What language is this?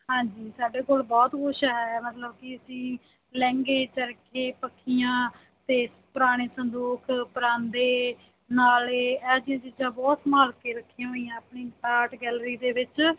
Punjabi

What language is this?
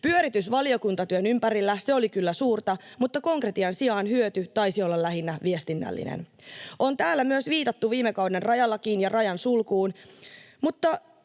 Finnish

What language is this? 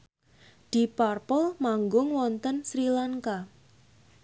Javanese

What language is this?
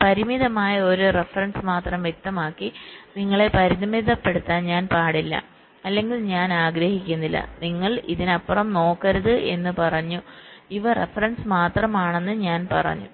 Malayalam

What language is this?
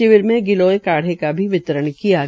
Hindi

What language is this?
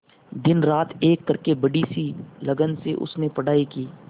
Hindi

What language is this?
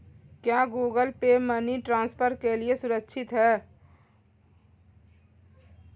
Hindi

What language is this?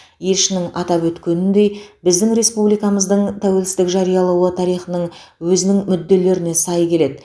Kazakh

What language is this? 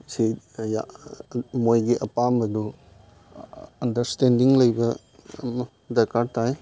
Manipuri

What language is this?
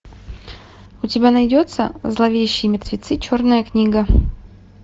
Russian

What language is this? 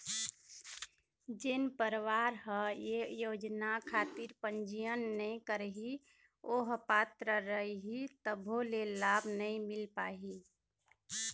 Chhattisgarhi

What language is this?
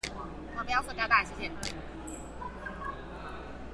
Chinese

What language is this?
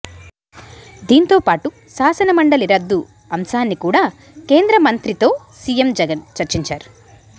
Telugu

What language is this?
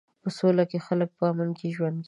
Pashto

